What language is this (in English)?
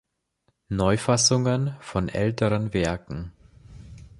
German